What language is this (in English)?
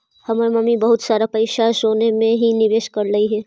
Magahi